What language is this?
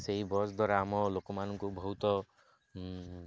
Odia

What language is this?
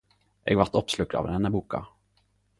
Norwegian Nynorsk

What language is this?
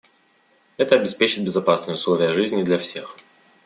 Russian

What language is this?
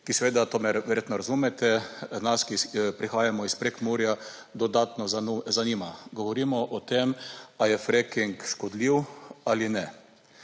Slovenian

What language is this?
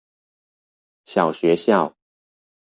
Chinese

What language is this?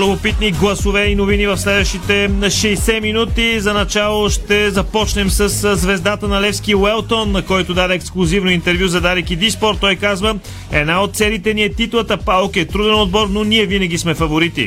Bulgarian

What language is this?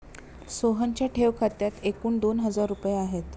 Marathi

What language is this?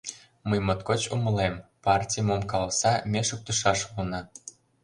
Mari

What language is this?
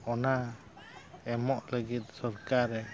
Santali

